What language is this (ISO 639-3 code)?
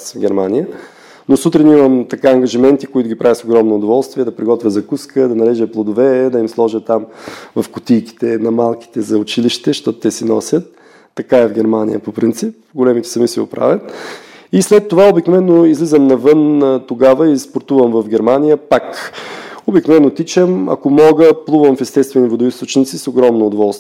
bul